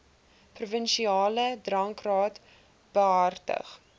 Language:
Afrikaans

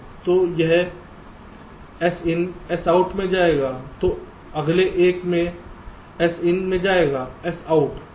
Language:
Hindi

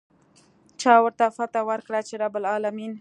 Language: Pashto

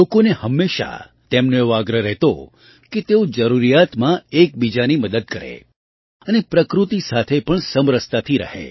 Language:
Gujarati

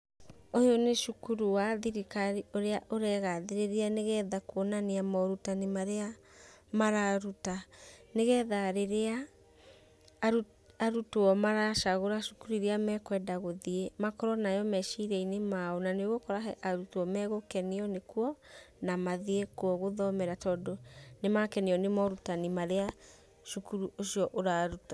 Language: Kikuyu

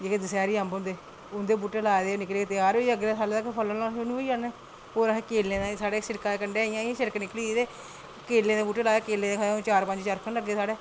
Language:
Dogri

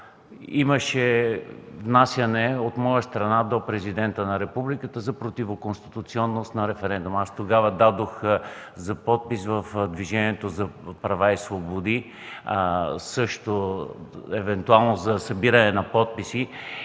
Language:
Bulgarian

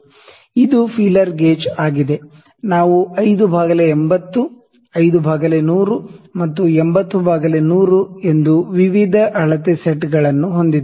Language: Kannada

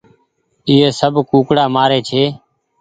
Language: Goaria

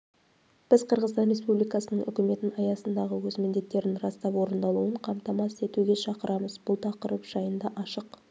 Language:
Kazakh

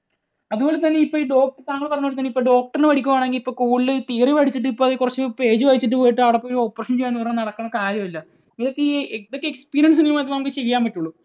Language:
Malayalam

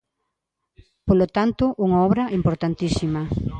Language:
Galician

